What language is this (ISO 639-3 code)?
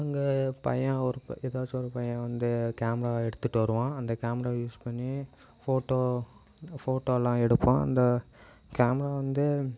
tam